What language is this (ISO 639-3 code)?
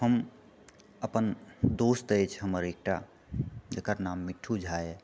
mai